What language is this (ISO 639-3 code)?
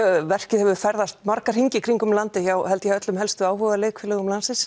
isl